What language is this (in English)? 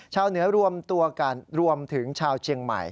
Thai